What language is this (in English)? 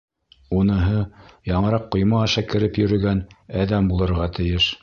Bashkir